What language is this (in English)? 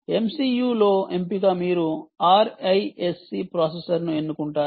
Telugu